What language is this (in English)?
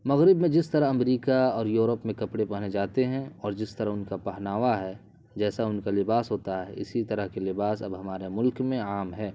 Urdu